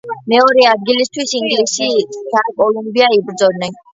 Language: Georgian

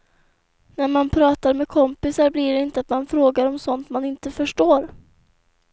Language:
Swedish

